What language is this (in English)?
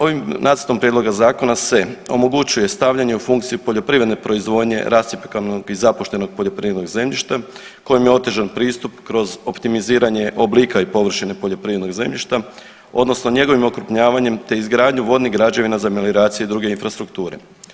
Croatian